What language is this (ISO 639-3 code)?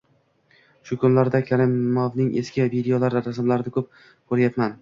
uzb